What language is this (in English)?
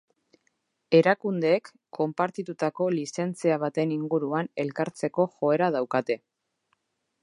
Basque